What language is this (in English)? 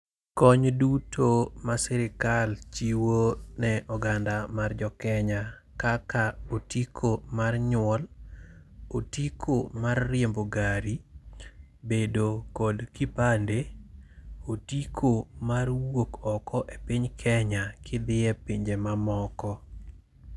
Luo (Kenya and Tanzania)